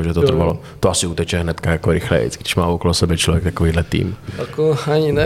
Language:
Czech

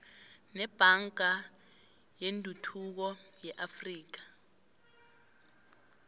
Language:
South Ndebele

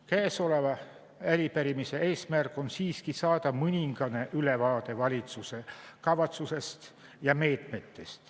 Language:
Estonian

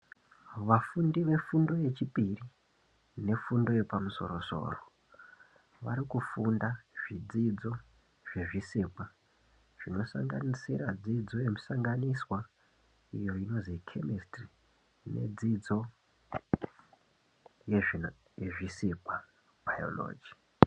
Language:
Ndau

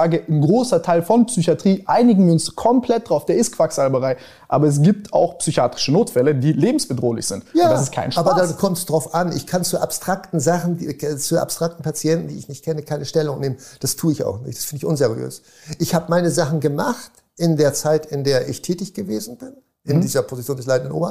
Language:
German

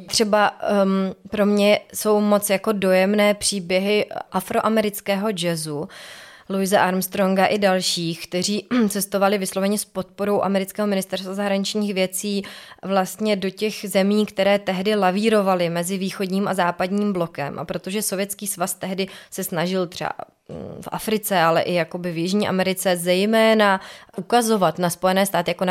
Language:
Czech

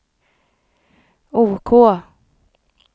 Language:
Swedish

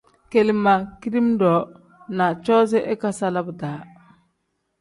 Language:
Tem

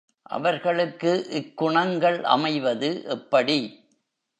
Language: Tamil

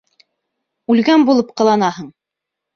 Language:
Bashkir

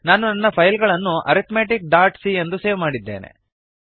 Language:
Kannada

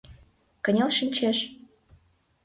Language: Mari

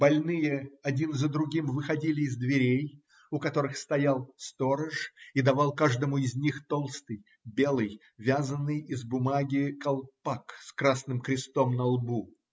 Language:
Russian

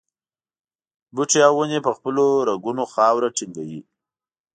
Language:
Pashto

